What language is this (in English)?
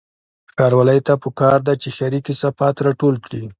Pashto